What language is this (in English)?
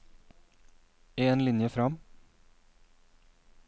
Norwegian